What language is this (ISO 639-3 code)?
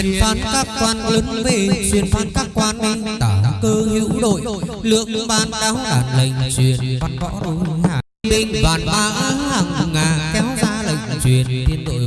vie